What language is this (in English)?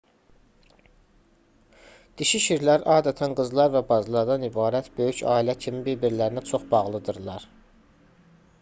Azerbaijani